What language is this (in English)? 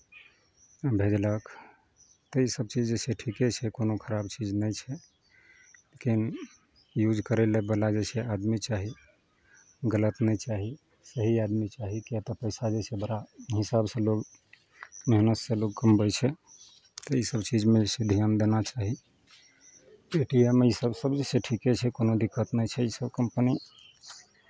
Maithili